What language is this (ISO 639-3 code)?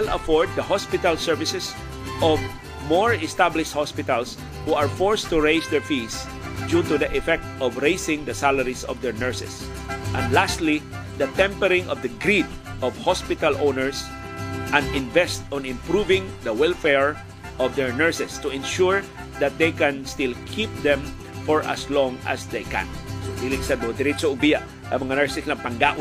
fil